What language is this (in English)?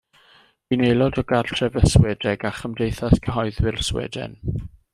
Welsh